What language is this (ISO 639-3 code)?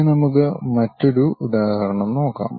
mal